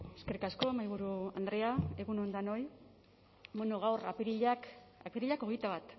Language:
Basque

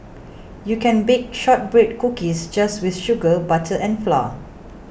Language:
English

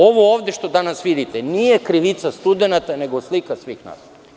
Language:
Serbian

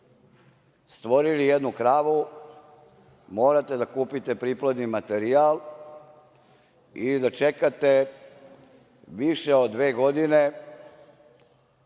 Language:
Serbian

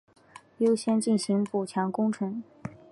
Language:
Chinese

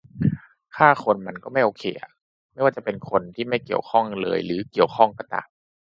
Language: Thai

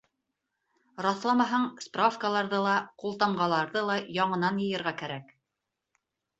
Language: Bashkir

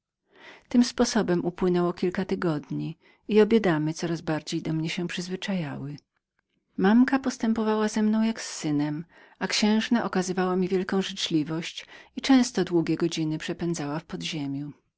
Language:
Polish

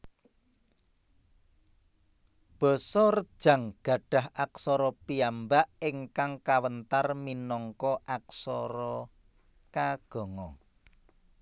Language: Javanese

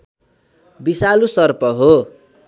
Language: Nepali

